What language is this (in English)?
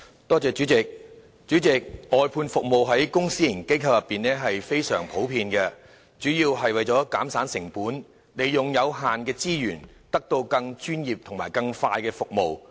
Cantonese